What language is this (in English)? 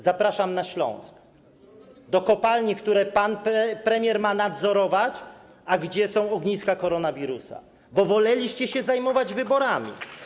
Polish